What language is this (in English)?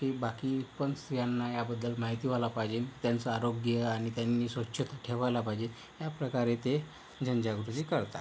Marathi